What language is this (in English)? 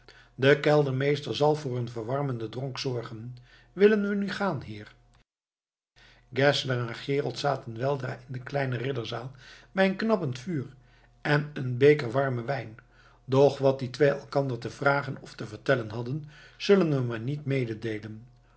Dutch